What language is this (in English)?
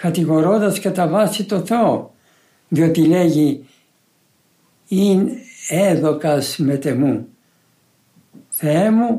Greek